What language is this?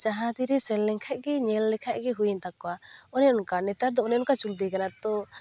Santali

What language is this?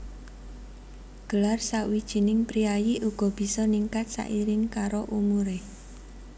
Javanese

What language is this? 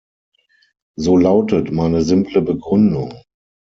German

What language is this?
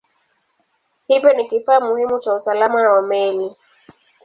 Swahili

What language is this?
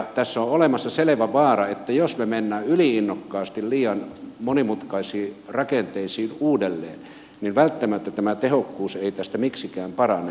Finnish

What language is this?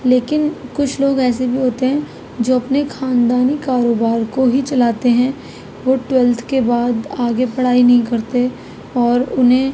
Urdu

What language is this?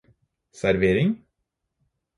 Norwegian Bokmål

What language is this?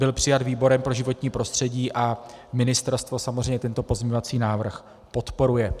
Czech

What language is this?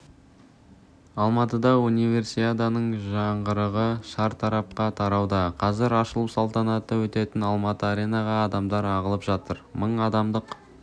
Kazakh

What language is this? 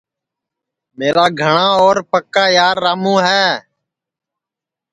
Sansi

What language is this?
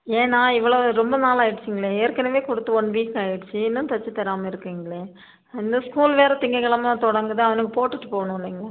Tamil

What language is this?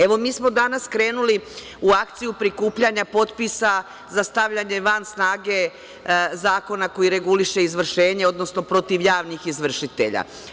Serbian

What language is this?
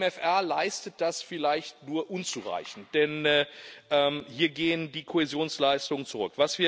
German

